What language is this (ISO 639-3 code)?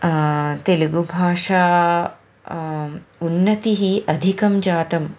san